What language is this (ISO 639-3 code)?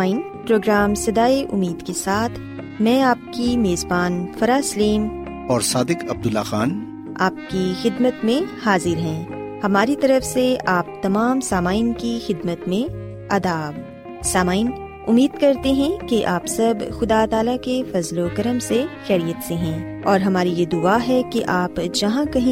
urd